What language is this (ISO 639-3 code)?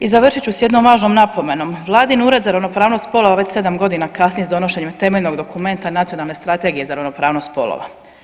hrv